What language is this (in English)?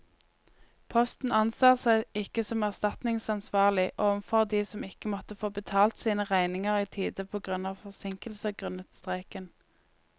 Norwegian